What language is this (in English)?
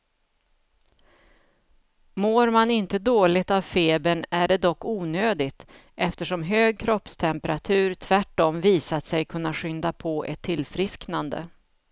Swedish